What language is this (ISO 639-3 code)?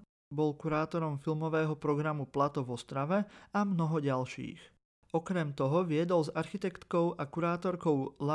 slk